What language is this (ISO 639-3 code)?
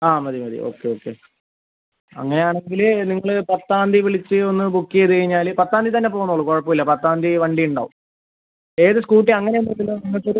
mal